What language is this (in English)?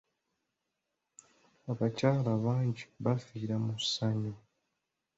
Ganda